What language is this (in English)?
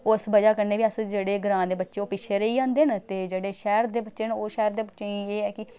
Dogri